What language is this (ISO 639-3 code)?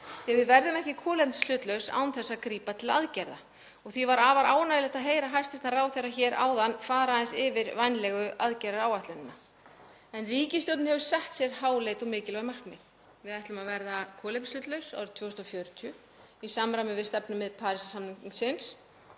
isl